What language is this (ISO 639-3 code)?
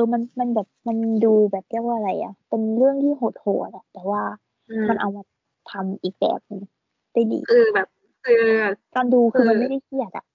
tha